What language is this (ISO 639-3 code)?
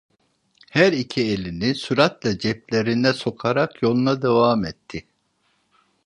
tur